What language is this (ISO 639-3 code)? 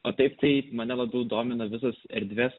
lit